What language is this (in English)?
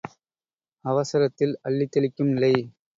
Tamil